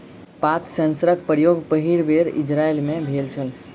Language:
Maithili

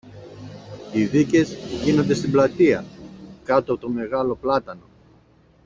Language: Greek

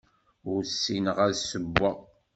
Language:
Kabyle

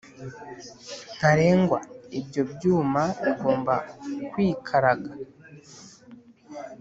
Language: Kinyarwanda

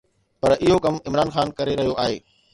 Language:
Sindhi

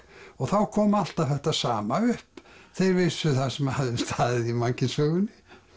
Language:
Icelandic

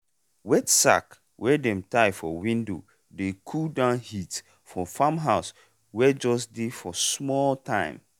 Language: Nigerian Pidgin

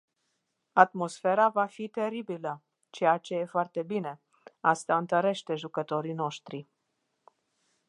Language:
Romanian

